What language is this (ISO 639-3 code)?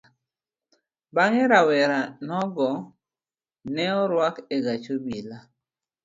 luo